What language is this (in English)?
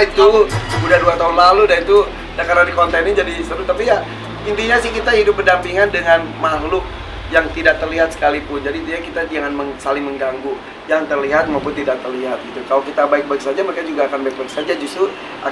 Indonesian